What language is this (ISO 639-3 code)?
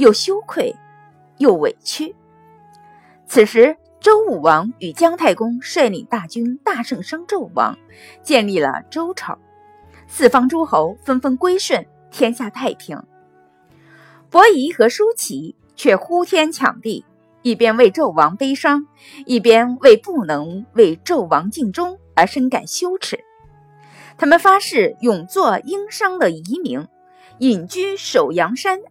zho